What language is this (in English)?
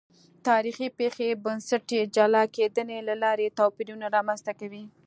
Pashto